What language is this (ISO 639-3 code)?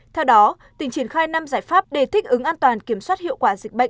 vie